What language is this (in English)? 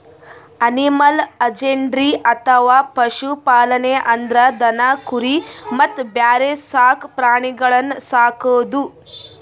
Kannada